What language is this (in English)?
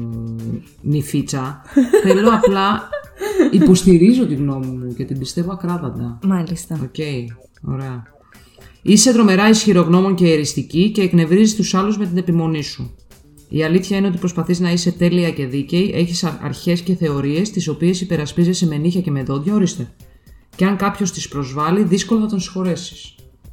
Greek